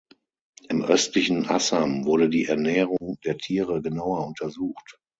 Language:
German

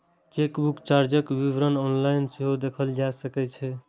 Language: Maithili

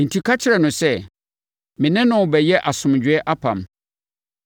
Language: Akan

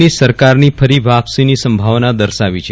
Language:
Gujarati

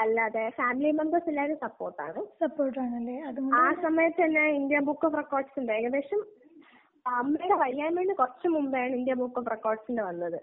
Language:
Malayalam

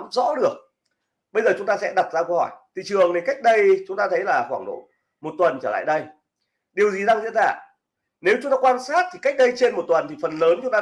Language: Vietnamese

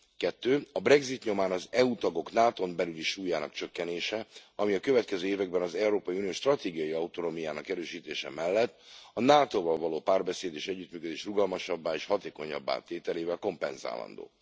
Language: Hungarian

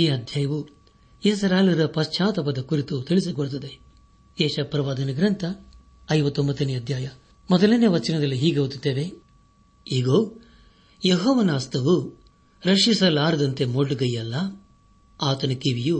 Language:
Kannada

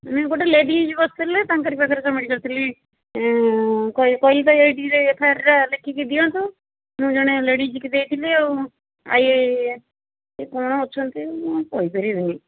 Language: Odia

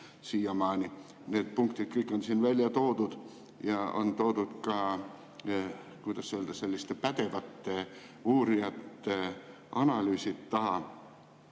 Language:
Estonian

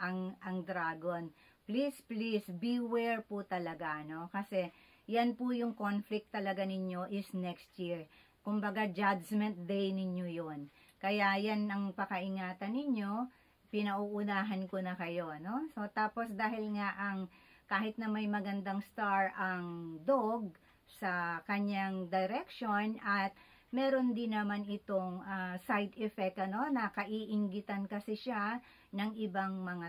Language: Filipino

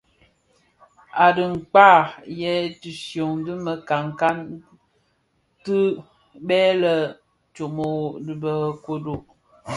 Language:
Bafia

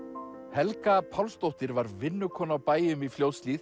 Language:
Icelandic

